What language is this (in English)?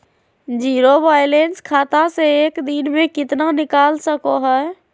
Magahi